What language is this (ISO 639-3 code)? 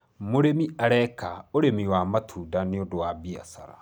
kik